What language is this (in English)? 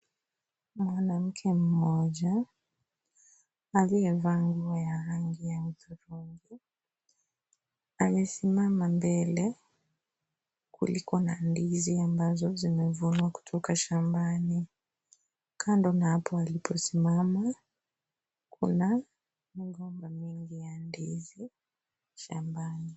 Swahili